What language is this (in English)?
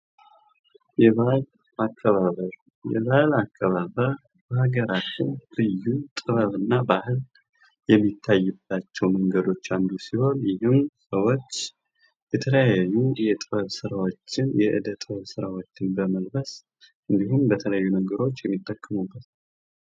Amharic